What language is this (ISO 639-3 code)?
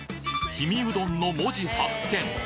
jpn